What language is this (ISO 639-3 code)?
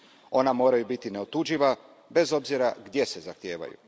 hrv